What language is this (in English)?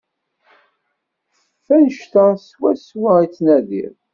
Kabyle